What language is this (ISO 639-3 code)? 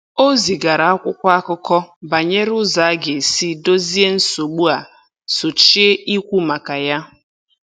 ibo